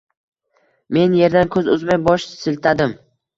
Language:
Uzbek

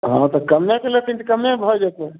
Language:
Maithili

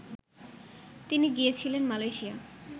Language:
Bangla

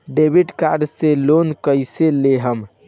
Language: Bhojpuri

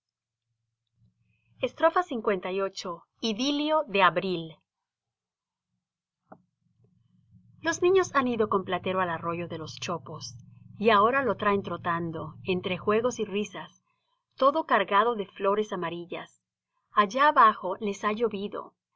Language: Spanish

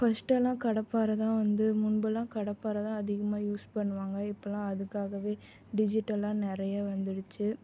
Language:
Tamil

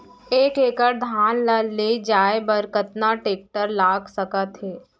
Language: Chhattisgarhi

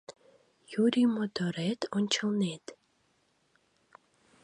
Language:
Mari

